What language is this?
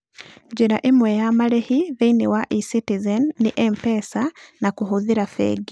Kikuyu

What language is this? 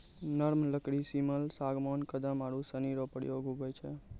Maithili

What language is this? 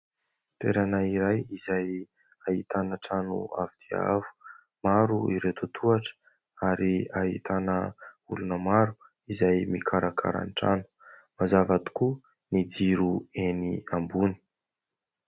Malagasy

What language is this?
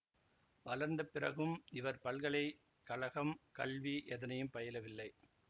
Tamil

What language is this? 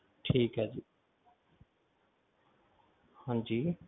Punjabi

